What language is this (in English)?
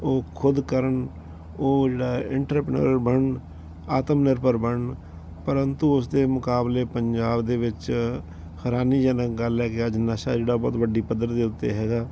Punjabi